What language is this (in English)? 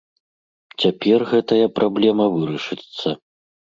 Belarusian